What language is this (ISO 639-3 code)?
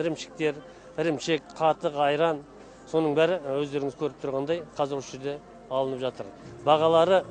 tur